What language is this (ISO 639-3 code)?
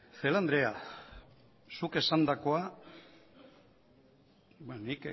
eus